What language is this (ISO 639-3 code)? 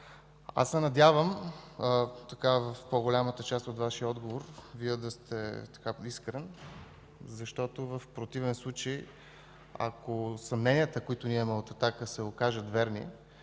bul